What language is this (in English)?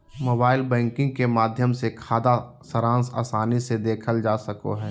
Magahi